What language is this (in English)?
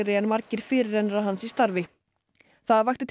Icelandic